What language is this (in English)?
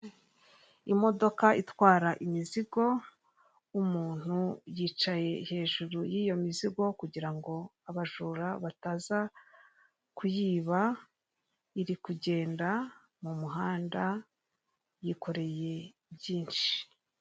Kinyarwanda